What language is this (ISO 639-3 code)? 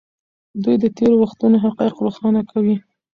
pus